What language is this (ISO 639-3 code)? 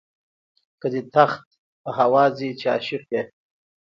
pus